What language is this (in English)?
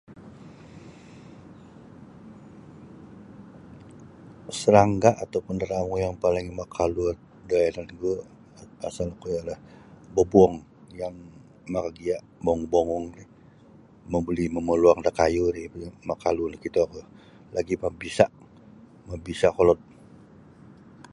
Sabah Bisaya